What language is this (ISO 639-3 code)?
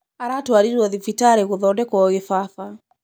kik